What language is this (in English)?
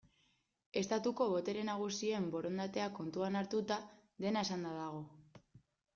Basque